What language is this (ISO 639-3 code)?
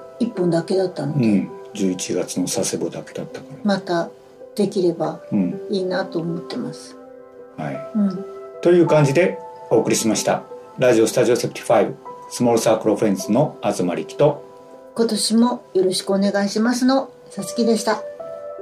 jpn